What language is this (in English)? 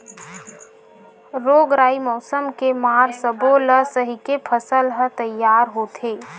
Chhattisgarhi